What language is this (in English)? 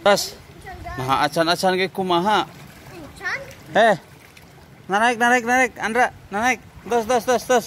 Indonesian